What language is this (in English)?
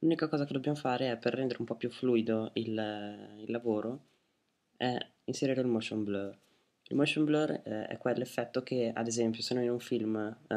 Italian